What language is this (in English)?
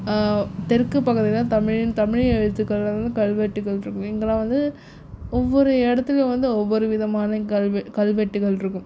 Tamil